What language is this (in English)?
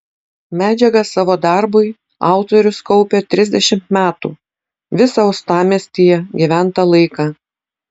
Lithuanian